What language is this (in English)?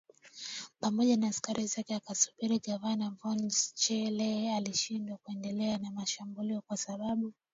Swahili